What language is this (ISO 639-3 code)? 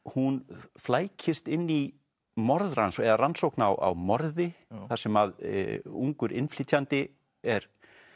isl